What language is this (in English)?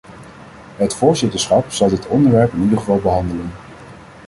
Dutch